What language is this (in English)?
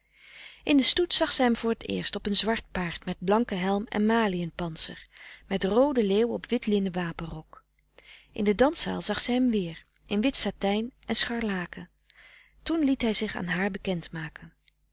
Dutch